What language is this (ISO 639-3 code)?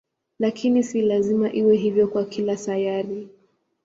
swa